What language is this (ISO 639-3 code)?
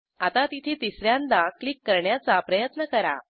mar